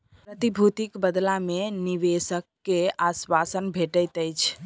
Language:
Maithili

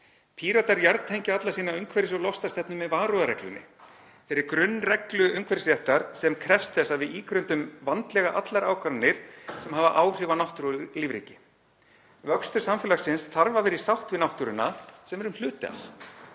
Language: Icelandic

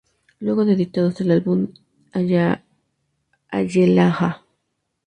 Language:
Spanish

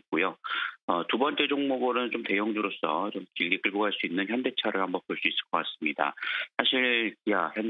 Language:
Korean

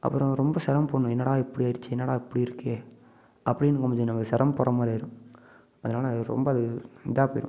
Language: Tamil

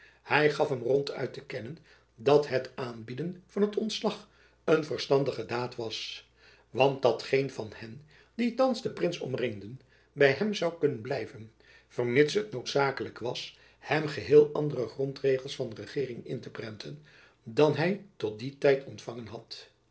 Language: Dutch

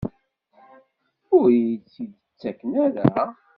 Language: Kabyle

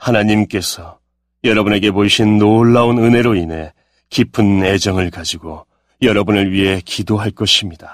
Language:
Korean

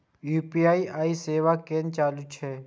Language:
Maithili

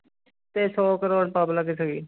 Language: Punjabi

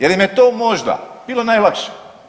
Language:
Croatian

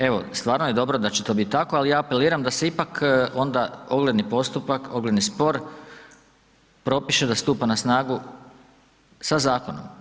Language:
Croatian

